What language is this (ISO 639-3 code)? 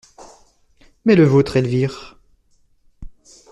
fra